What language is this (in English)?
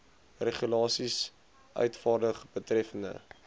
Afrikaans